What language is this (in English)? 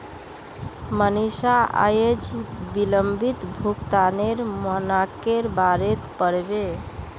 Magahi